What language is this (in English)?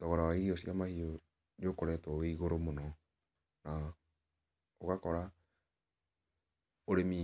Kikuyu